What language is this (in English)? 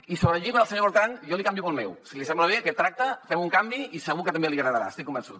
Catalan